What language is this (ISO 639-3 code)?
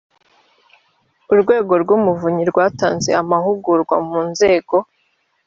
kin